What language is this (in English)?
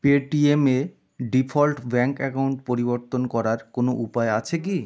Bangla